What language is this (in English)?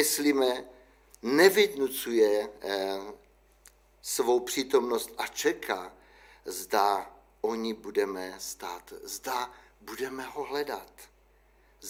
Czech